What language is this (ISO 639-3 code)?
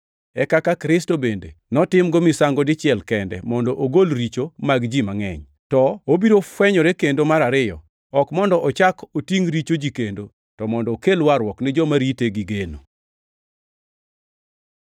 luo